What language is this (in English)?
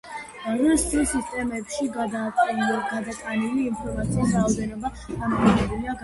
Georgian